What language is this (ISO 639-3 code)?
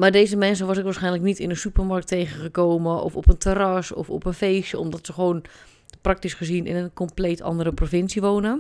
nld